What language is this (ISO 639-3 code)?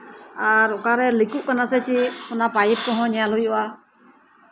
sat